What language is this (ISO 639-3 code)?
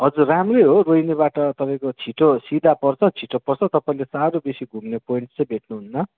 nep